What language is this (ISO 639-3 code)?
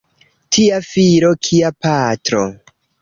epo